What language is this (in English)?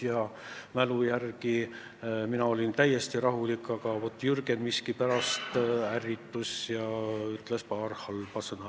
Estonian